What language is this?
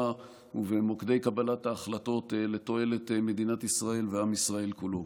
Hebrew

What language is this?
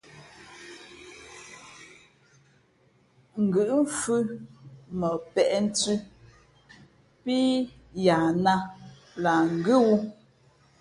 Fe'fe'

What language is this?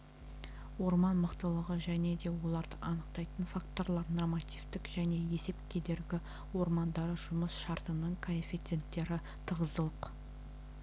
Kazakh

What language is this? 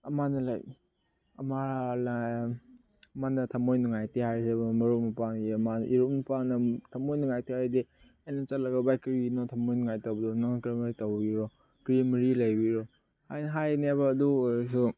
Manipuri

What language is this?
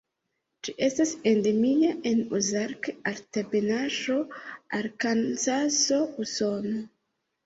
Esperanto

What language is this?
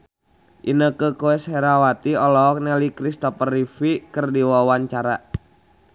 Sundanese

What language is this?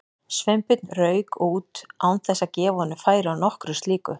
Icelandic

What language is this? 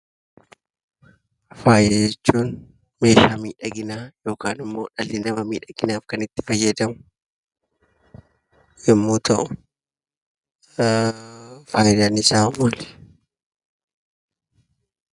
Oromo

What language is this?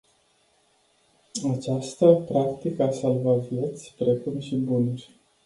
Romanian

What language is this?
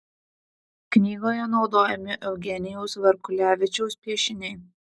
Lithuanian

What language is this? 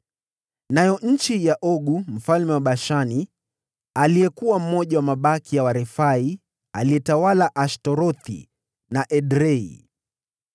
Swahili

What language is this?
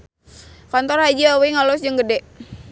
Sundanese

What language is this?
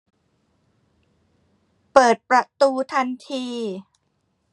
Thai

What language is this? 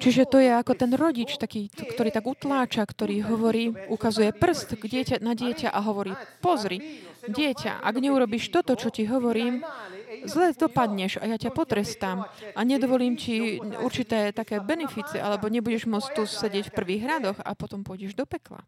Slovak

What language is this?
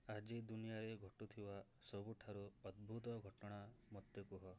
Odia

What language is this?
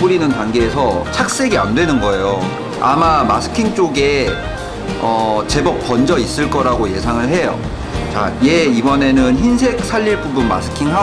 Korean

